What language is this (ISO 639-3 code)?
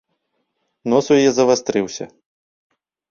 bel